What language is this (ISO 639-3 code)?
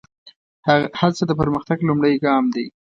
pus